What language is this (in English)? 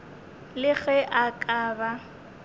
Northern Sotho